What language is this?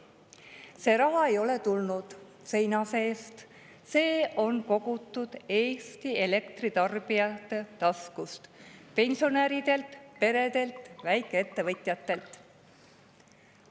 Estonian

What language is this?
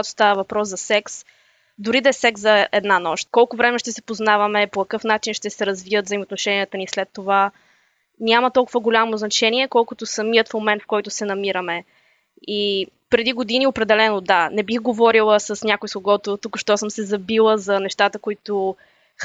Bulgarian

